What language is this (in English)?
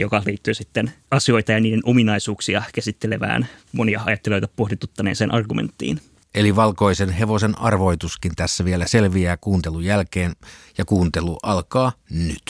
Finnish